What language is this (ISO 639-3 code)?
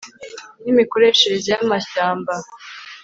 kin